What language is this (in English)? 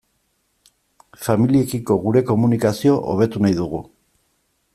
Basque